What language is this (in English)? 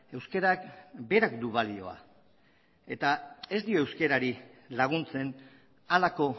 Basque